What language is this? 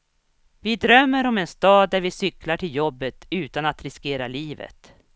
Swedish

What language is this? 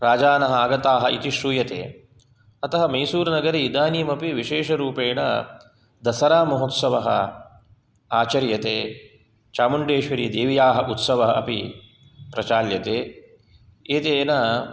Sanskrit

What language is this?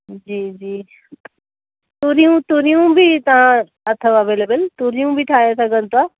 Sindhi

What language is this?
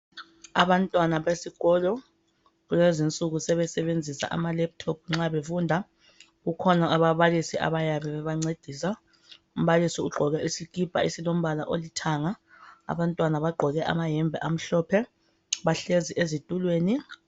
North Ndebele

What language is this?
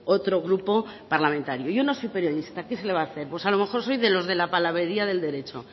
Spanish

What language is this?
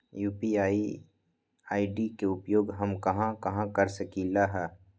Magahi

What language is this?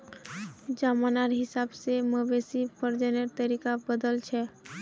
Magahi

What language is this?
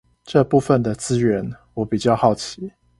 Chinese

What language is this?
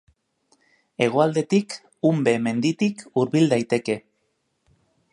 Basque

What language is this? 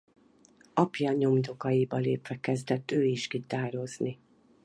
Hungarian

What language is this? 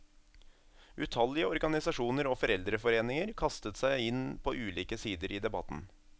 Norwegian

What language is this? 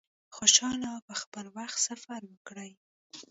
Pashto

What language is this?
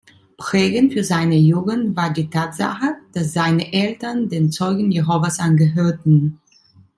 German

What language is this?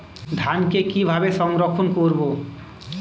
Bangla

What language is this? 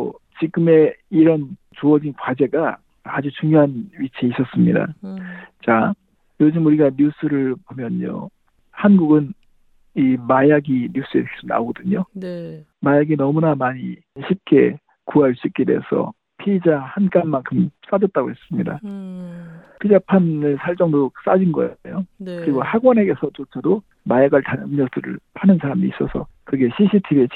Korean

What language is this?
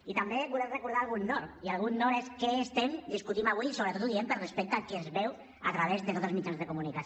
Catalan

